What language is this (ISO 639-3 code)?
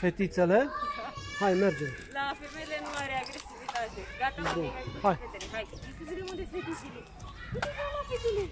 ron